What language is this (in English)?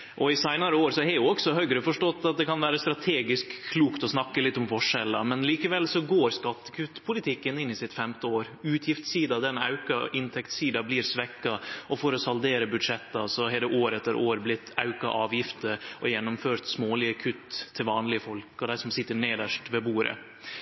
Norwegian Nynorsk